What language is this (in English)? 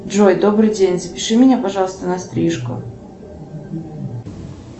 Russian